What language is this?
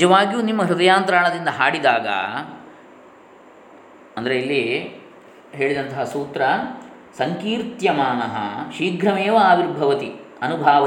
Kannada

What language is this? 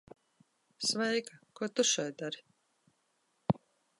Latvian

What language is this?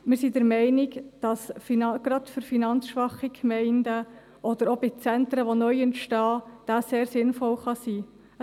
Swiss German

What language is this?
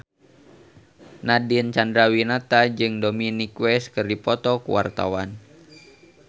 Sundanese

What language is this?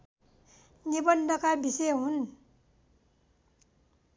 Nepali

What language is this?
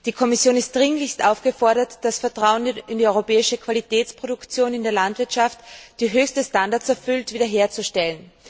German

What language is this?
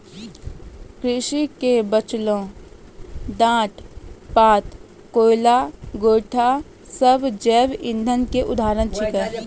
Maithili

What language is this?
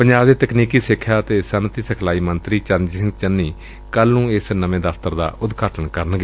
Punjabi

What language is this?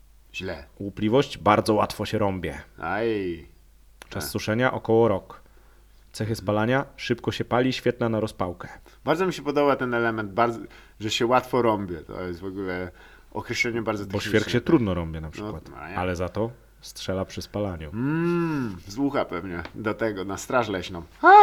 Polish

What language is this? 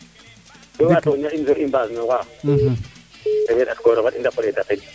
Serer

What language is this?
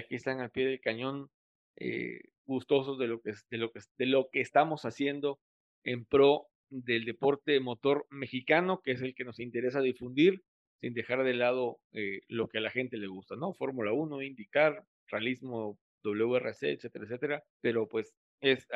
Spanish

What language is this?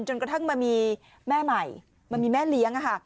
Thai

